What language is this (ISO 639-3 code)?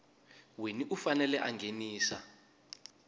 tso